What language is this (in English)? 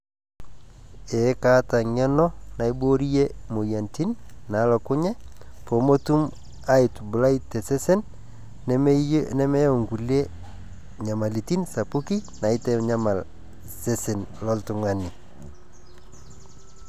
Masai